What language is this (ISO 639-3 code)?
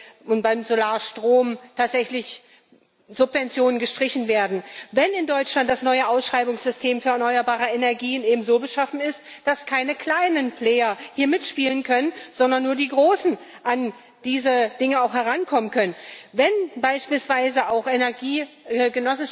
deu